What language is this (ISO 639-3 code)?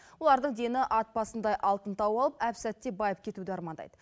kaz